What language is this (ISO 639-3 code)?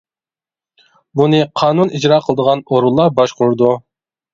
uig